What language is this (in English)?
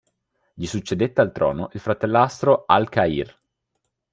Italian